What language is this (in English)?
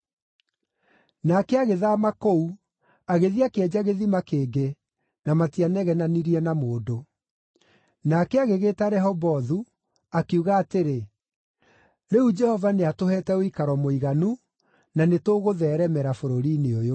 Kikuyu